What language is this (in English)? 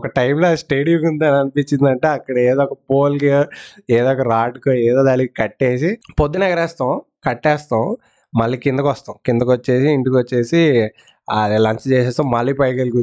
Telugu